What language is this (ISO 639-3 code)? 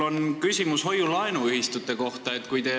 est